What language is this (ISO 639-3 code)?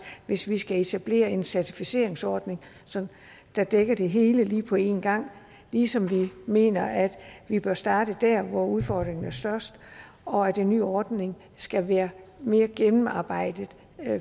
dan